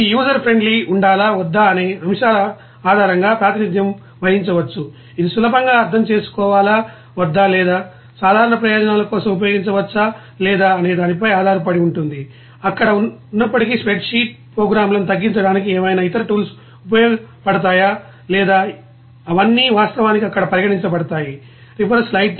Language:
Telugu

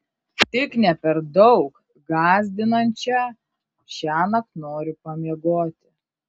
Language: Lithuanian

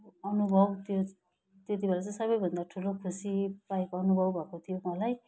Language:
Nepali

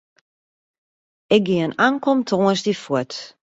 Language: Western Frisian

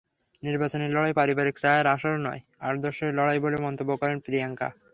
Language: Bangla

